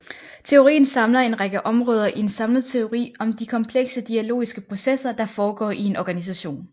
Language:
Danish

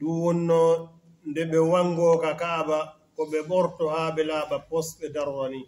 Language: Arabic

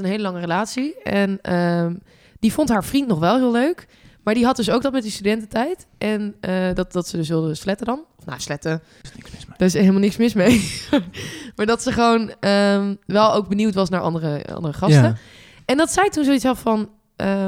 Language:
Dutch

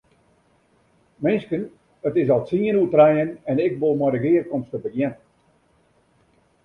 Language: Western Frisian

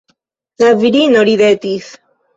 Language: Esperanto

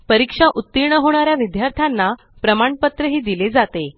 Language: Marathi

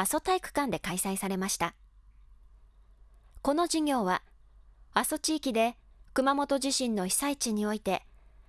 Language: Japanese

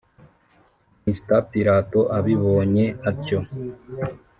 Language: Kinyarwanda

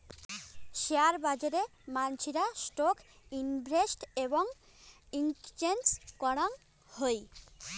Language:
Bangla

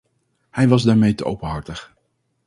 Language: Dutch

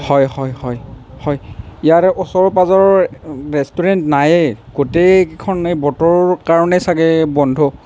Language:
Assamese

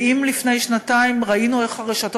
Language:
Hebrew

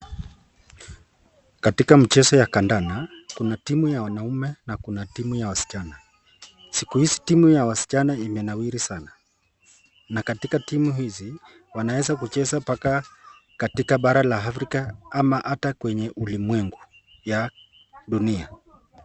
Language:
Swahili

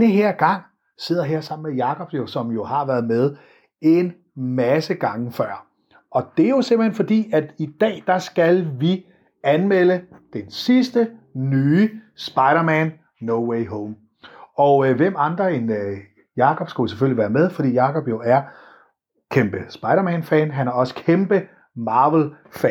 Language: Danish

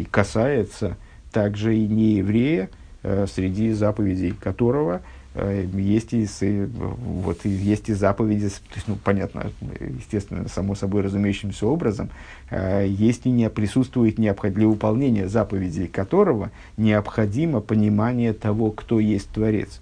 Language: Russian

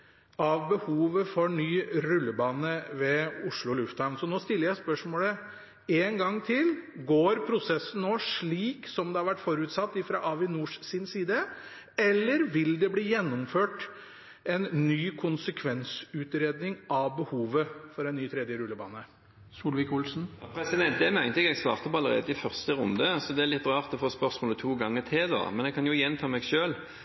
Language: Norwegian Bokmål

